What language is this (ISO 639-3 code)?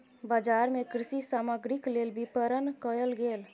mai